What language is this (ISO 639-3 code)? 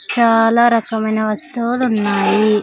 tel